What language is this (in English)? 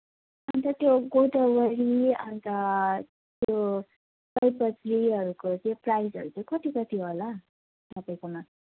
Nepali